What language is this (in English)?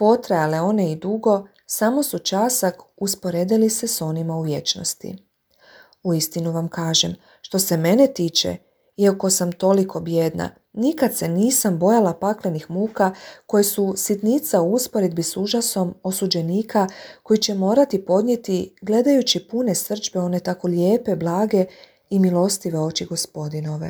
Croatian